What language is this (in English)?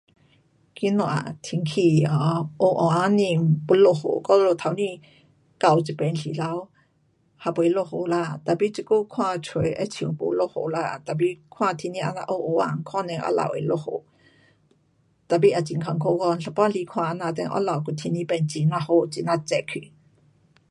Pu-Xian Chinese